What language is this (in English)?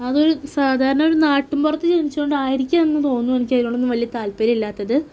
Malayalam